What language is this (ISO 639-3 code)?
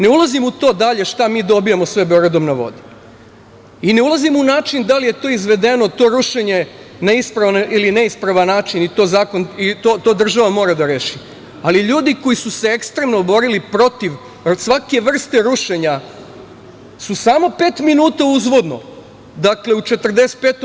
srp